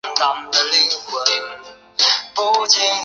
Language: Chinese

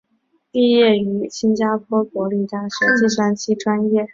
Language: Chinese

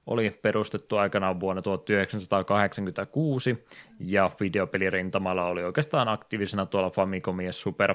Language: Finnish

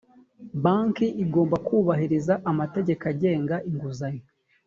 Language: Kinyarwanda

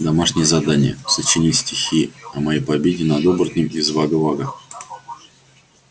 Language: Russian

